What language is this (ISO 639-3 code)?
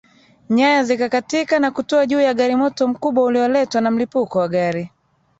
swa